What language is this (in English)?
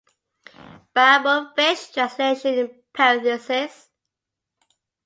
English